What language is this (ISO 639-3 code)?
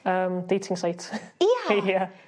cym